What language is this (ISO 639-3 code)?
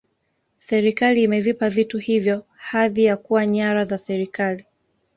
swa